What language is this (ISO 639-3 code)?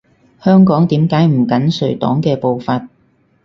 yue